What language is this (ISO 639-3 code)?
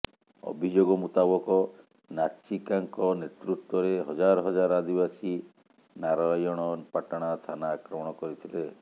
ori